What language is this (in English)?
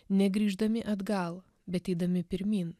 Lithuanian